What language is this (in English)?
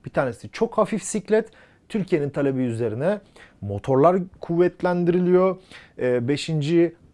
Turkish